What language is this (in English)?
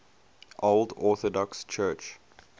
English